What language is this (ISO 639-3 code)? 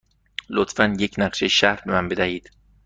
fas